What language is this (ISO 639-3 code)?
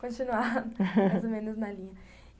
por